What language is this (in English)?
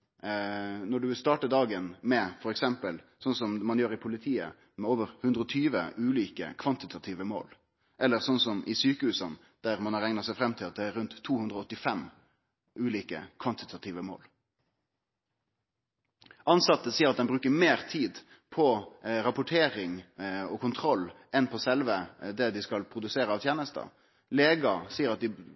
Norwegian Nynorsk